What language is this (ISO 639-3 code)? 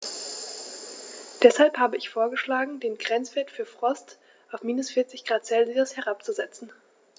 deu